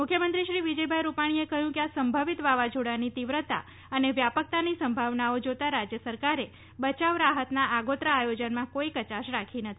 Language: Gujarati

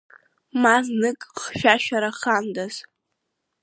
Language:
Abkhazian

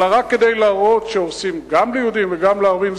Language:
Hebrew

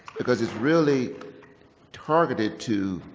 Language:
English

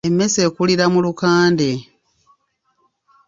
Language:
Ganda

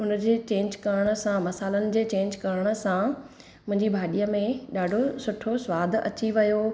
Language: Sindhi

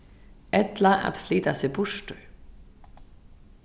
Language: Faroese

